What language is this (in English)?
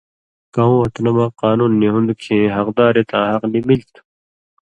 Indus Kohistani